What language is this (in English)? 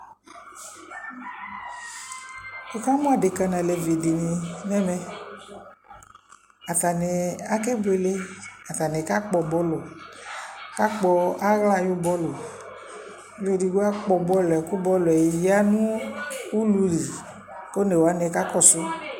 Ikposo